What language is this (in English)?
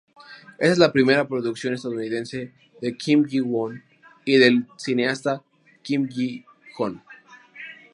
Spanish